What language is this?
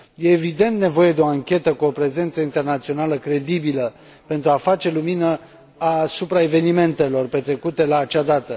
Romanian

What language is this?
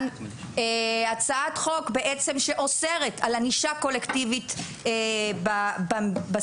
Hebrew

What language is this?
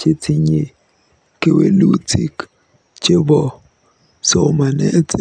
Kalenjin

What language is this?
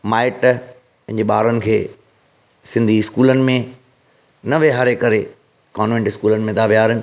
Sindhi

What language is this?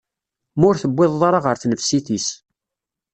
Kabyle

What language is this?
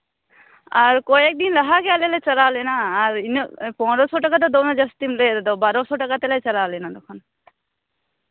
Santali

